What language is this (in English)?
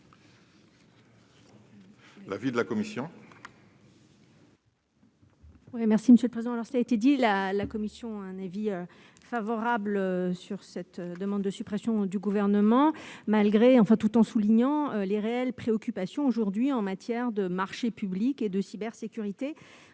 French